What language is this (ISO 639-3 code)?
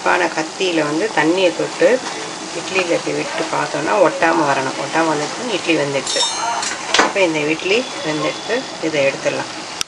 ita